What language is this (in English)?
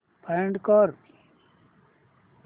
Marathi